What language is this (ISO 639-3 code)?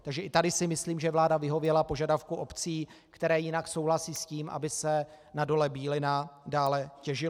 ces